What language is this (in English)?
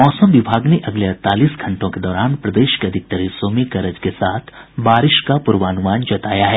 Hindi